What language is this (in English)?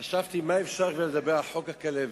Hebrew